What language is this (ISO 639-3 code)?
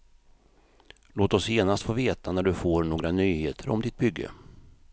swe